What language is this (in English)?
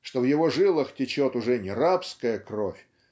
Russian